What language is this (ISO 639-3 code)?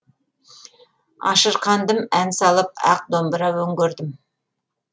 kaz